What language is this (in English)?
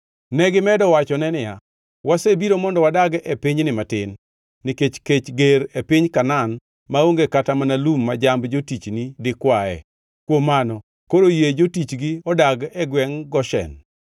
Luo (Kenya and Tanzania)